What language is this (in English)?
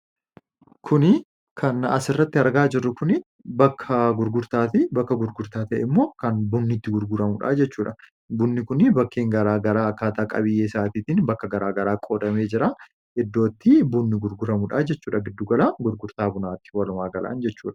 Oromo